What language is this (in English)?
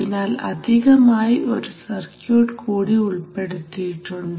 Malayalam